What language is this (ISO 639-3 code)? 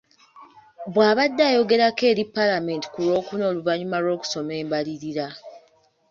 lug